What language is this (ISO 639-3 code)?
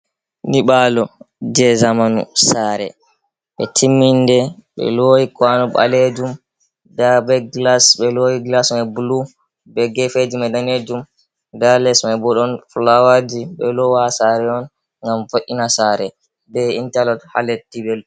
ful